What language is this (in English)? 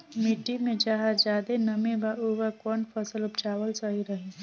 Bhojpuri